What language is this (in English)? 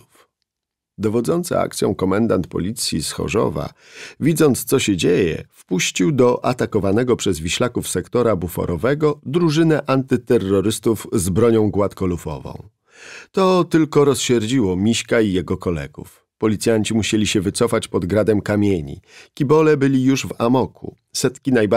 Polish